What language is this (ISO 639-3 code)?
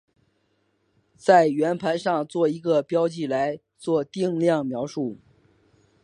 zho